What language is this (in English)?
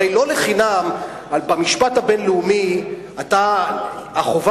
Hebrew